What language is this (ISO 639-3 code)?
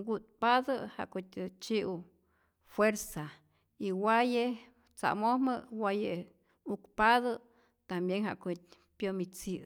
zor